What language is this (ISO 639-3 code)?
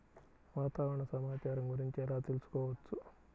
tel